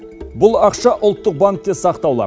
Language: Kazakh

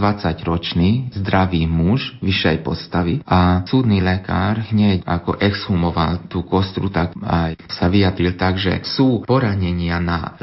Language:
Slovak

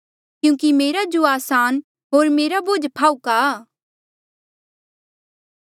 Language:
Mandeali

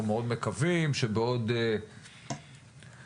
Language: Hebrew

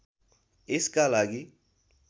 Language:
Nepali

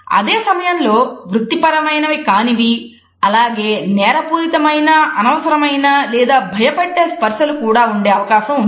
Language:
Telugu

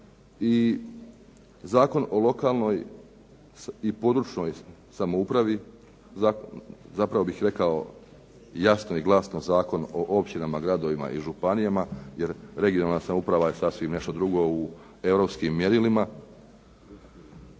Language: Croatian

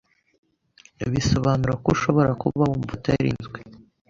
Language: Kinyarwanda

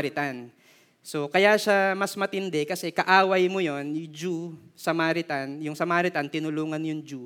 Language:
Filipino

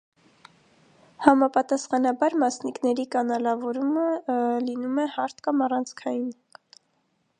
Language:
Armenian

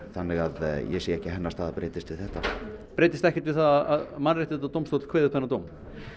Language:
Icelandic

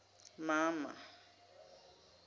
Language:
Zulu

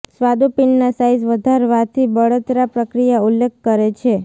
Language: Gujarati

